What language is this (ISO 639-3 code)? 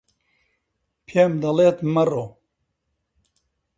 ckb